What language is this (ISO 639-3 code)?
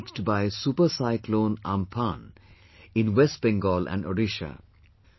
eng